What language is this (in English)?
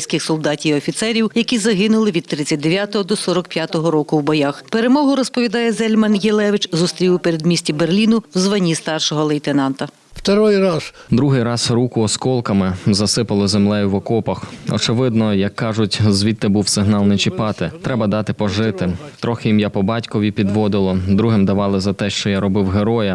Ukrainian